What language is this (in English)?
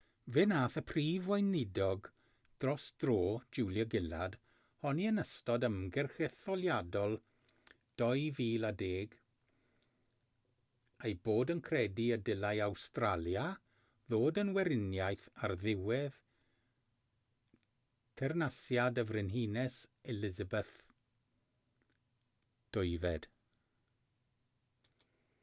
Welsh